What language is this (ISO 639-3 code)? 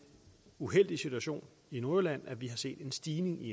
dan